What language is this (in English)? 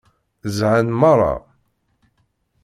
Kabyle